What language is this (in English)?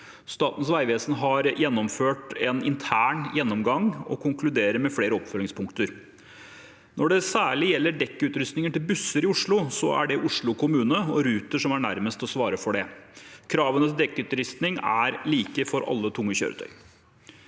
Norwegian